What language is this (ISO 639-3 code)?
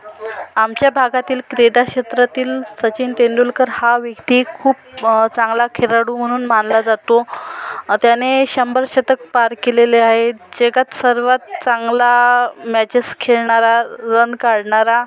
mar